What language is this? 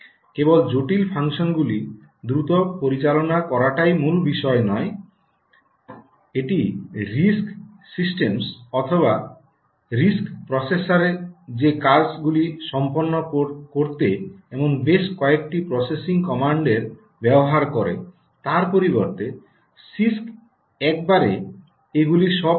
Bangla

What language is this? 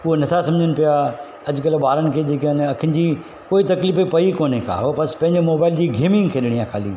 Sindhi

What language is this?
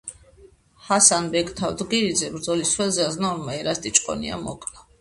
Georgian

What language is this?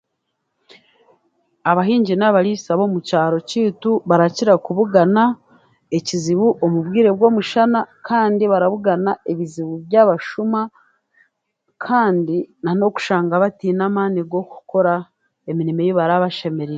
Chiga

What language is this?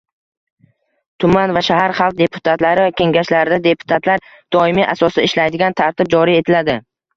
Uzbek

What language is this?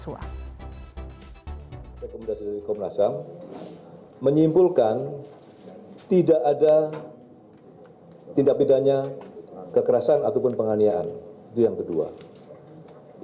Indonesian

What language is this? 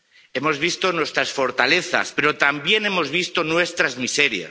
Spanish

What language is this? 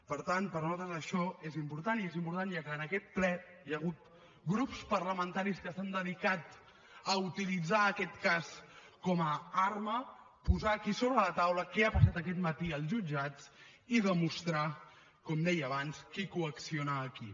Catalan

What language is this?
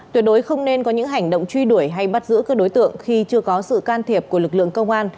Vietnamese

